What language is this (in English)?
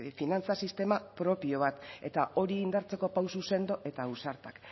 Basque